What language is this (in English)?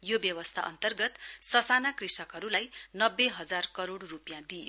Nepali